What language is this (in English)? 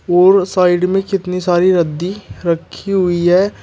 Hindi